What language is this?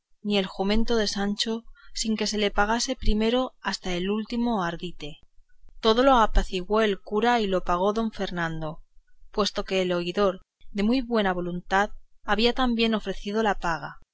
Spanish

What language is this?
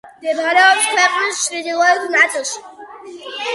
Georgian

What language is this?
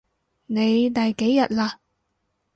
Cantonese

